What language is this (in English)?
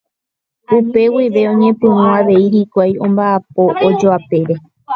Guarani